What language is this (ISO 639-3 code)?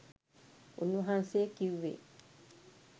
sin